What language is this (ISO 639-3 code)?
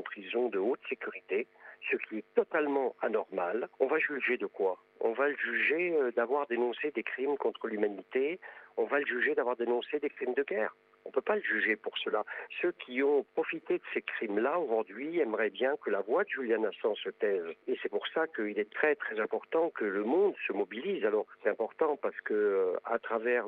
fra